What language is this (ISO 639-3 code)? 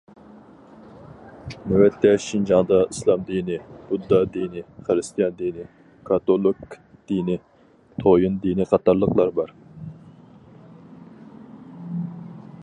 uig